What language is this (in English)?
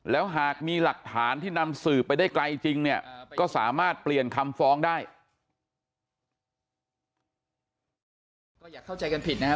Thai